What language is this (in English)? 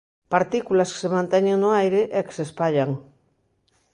Galician